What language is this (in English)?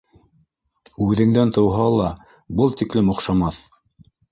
Bashkir